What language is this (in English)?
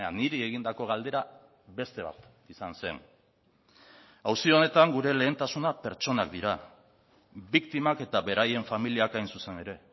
Basque